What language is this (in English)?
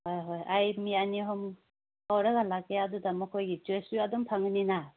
Manipuri